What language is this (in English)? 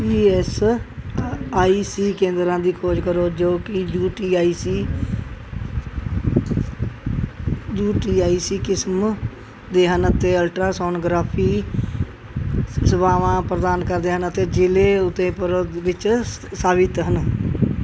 Punjabi